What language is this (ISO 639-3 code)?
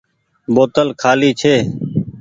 gig